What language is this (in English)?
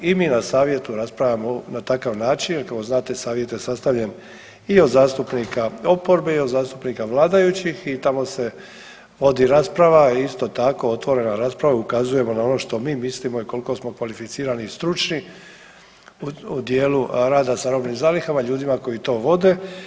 Croatian